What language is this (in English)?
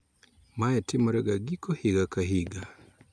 Luo (Kenya and Tanzania)